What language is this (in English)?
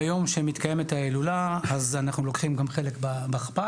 Hebrew